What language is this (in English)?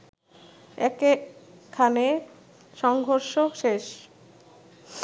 Bangla